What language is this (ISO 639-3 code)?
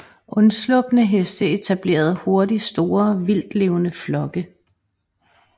dan